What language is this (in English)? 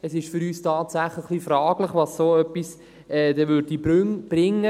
Swiss German